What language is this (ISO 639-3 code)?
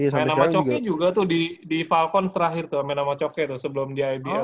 ind